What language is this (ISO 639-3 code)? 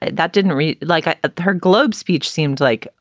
eng